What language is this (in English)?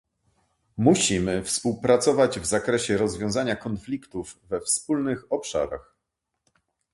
Polish